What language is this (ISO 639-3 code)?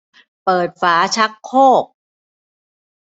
tha